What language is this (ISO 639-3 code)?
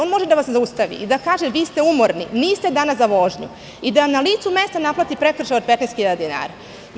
srp